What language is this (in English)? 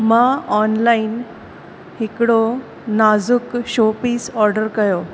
Sindhi